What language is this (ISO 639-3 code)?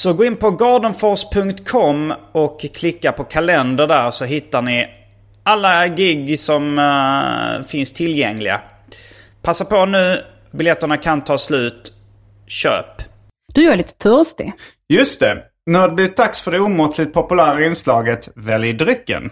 swe